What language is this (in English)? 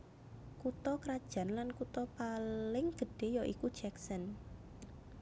Javanese